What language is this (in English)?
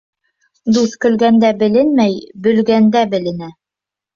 Bashkir